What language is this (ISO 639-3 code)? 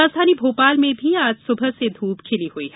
hin